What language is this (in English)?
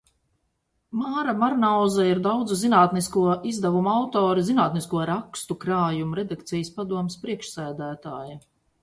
Latvian